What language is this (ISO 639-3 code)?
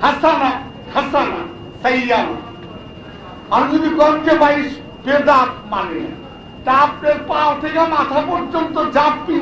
tur